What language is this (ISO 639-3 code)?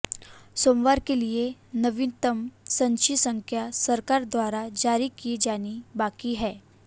hin